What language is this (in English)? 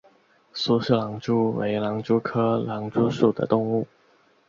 Chinese